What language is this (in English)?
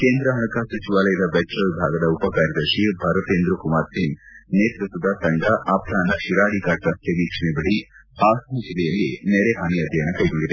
Kannada